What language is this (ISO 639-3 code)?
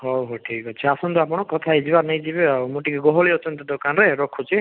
ori